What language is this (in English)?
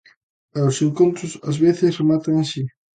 Galician